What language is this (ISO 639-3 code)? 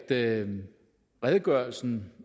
dan